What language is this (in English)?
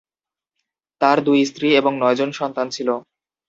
Bangla